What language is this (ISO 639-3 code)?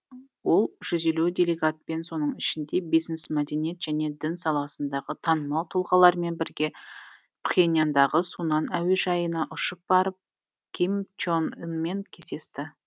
kaz